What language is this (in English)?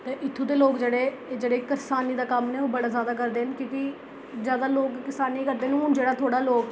Dogri